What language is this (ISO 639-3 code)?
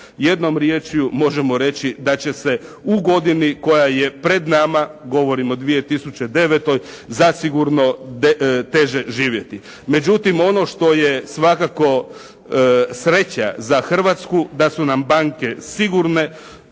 hrv